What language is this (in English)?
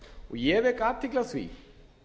Icelandic